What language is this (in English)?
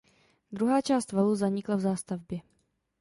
Czech